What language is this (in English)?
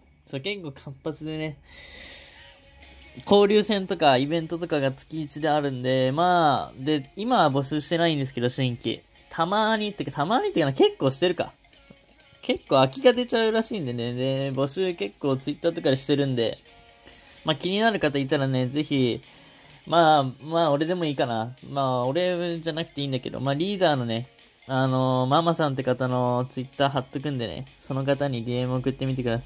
Japanese